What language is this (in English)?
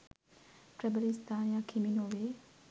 Sinhala